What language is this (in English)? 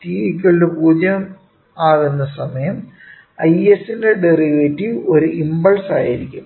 Malayalam